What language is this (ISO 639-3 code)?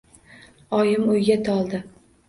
uzb